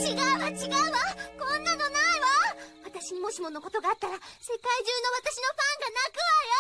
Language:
Japanese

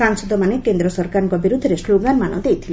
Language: Odia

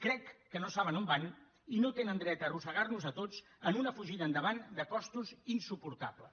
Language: Catalan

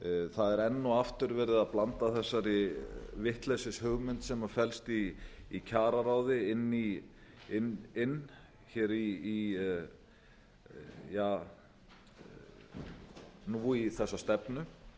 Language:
Icelandic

